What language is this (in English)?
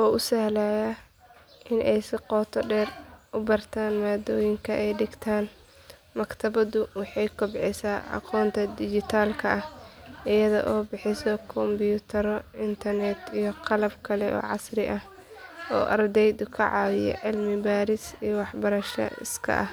Somali